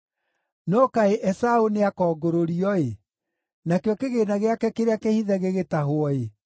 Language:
Kikuyu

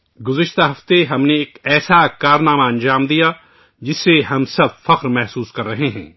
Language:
Urdu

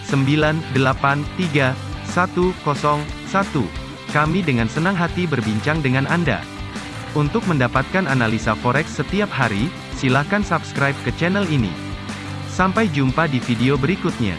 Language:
Indonesian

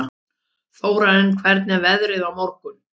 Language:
Icelandic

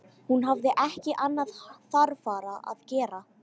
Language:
Icelandic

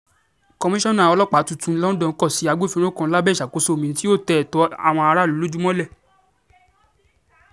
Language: Yoruba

